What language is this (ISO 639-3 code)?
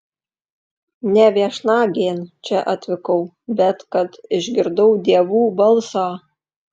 lit